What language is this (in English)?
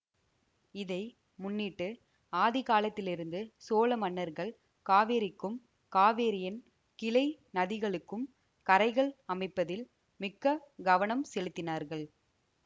Tamil